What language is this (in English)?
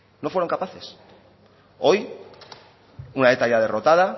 Spanish